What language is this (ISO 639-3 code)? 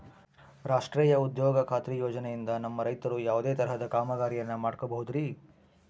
kan